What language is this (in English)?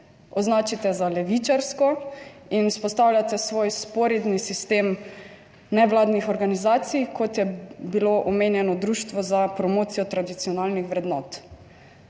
Slovenian